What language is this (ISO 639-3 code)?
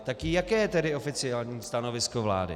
ces